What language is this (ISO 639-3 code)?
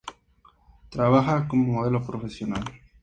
spa